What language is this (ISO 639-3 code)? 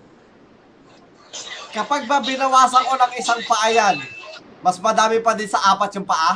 fil